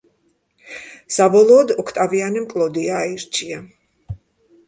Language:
Georgian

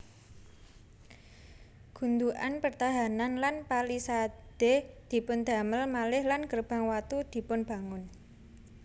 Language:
Javanese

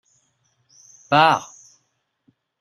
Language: French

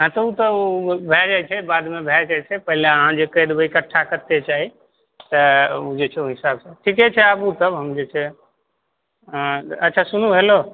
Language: Maithili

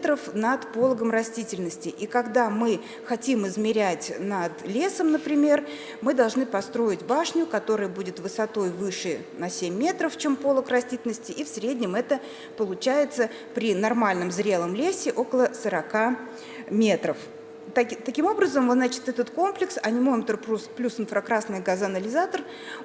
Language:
Russian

